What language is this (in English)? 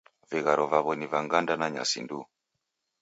Taita